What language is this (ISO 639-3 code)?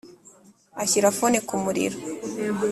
kin